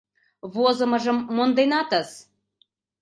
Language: Mari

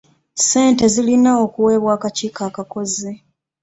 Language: Ganda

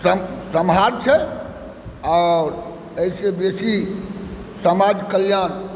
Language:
Maithili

